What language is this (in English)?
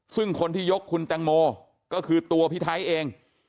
Thai